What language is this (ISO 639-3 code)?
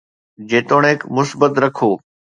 snd